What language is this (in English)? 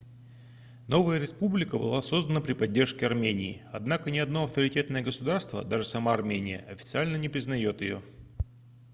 Russian